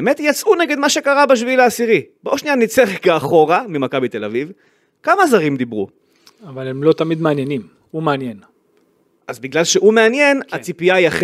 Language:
Hebrew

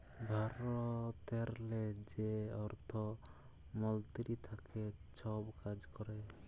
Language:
Bangla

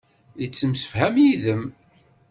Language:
Kabyle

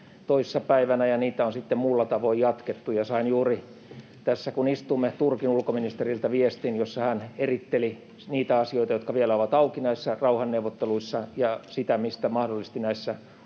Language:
Finnish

